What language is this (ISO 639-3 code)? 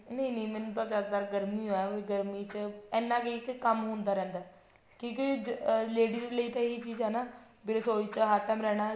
pan